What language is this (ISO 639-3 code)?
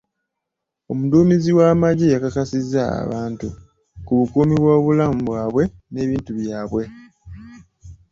lug